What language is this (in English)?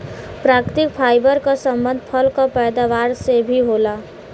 Bhojpuri